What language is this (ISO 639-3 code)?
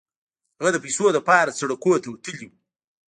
pus